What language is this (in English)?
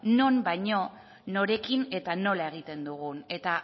Basque